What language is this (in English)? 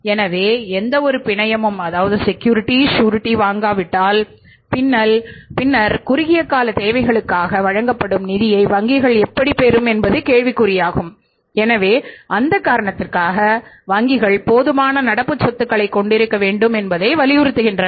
Tamil